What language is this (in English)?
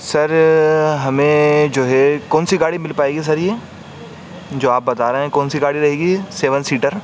Urdu